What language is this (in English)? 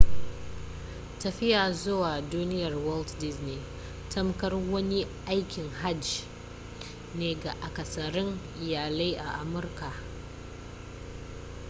Hausa